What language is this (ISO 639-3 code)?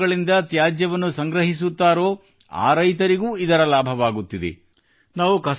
kan